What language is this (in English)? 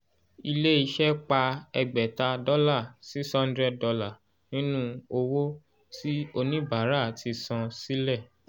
Yoruba